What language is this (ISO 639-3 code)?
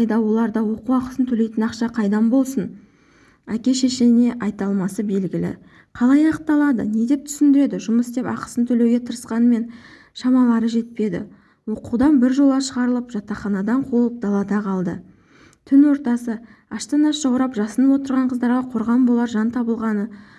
tur